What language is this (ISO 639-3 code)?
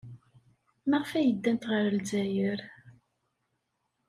kab